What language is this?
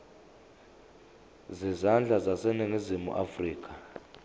Zulu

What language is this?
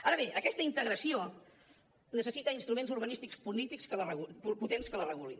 Catalan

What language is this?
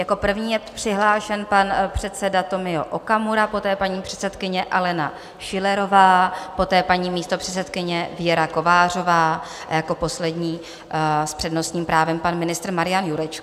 Czech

